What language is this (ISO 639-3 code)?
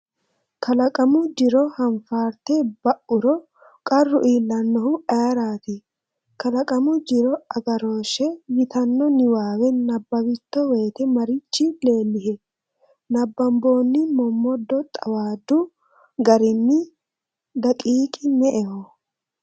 sid